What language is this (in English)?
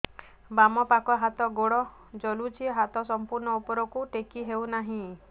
Odia